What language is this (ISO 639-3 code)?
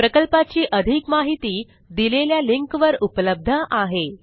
mar